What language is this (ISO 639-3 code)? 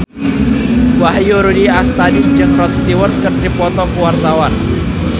sun